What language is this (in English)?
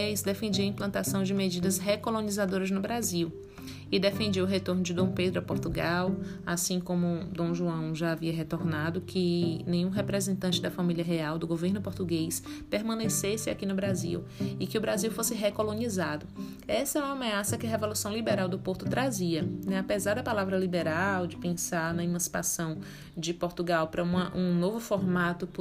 Portuguese